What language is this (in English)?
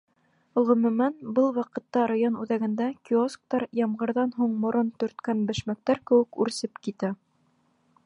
Bashkir